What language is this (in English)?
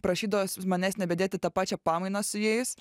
Lithuanian